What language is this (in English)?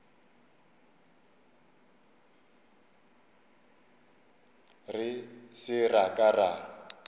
Northern Sotho